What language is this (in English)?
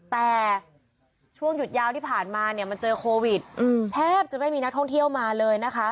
Thai